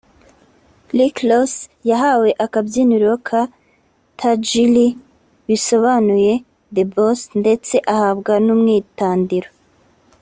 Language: Kinyarwanda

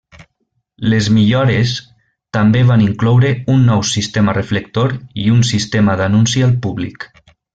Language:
Catalan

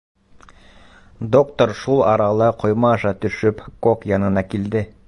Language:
Bashkir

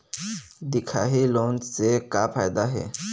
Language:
Chhattisgarhi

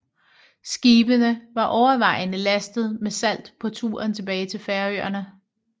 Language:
Danish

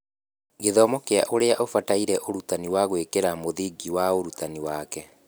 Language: Kikuyu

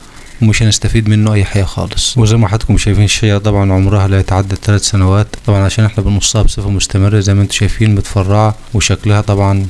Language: Arabic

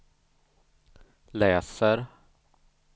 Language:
Swedish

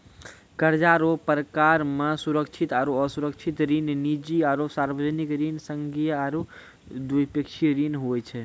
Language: Maithili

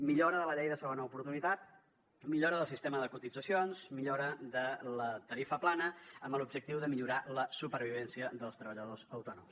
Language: Catalan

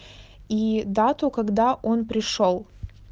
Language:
Russian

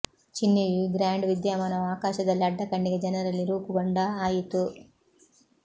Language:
Kannada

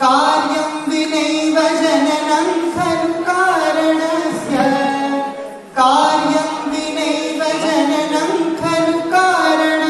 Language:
Hindi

